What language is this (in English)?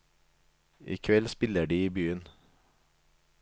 Norwegian